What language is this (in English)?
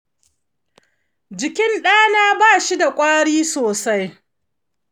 Hausa